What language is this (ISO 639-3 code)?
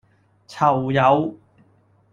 yue